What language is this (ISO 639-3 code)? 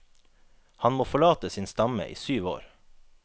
nor